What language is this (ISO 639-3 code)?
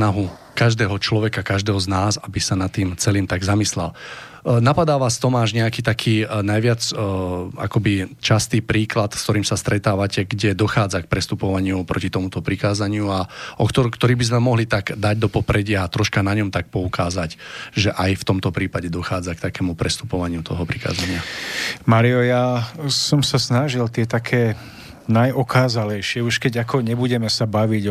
slk